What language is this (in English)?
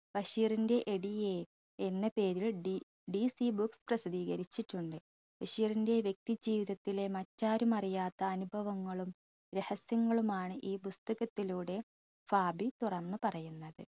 Malayalam